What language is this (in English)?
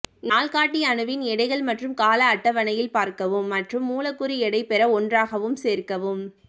Tamil